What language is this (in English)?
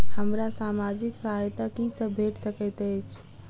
Maithili